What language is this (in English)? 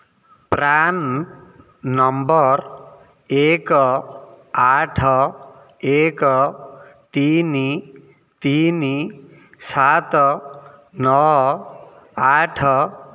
Odia